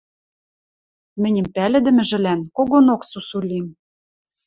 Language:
Western Mari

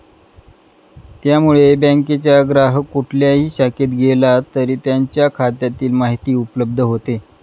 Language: Marathi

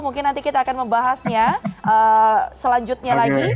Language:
Indonesian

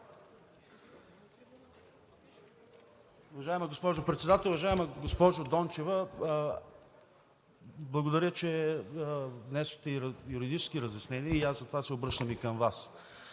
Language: Bulgarian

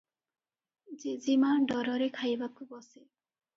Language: Odia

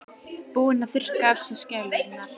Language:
Icelandic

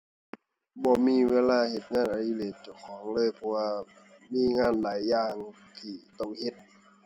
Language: Thai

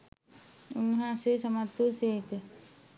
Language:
Sinhala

